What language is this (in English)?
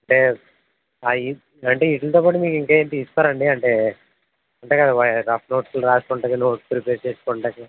Telugu